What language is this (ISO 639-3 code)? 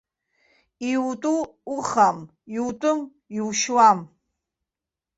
abk